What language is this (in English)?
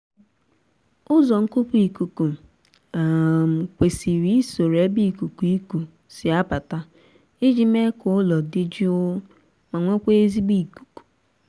Igbo